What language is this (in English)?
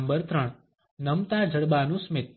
Gujarati